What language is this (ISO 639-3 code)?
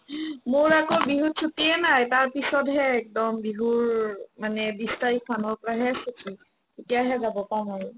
asm